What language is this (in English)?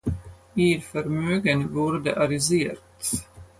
German